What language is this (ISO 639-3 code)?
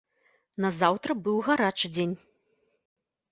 bel